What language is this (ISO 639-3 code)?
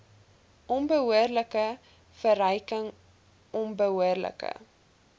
afr